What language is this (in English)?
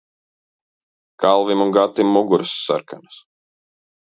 Latvian